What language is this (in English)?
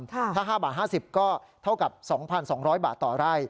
Thai